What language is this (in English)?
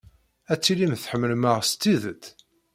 Kabyle